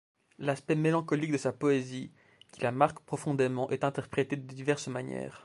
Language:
French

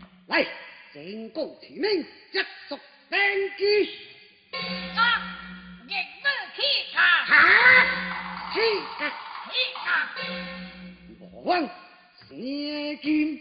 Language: Chinese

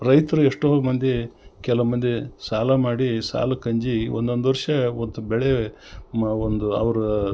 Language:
Kannada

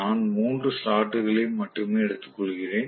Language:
Tamil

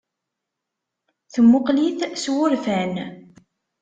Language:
Kabyle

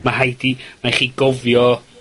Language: Welsh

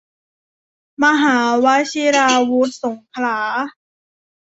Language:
Thai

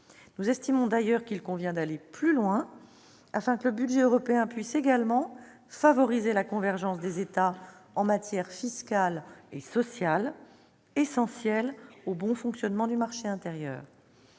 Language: French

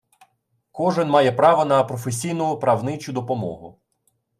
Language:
Ukrainian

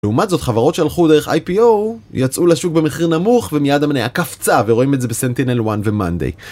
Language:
Hebrew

